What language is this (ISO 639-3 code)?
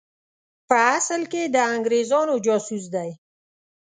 pus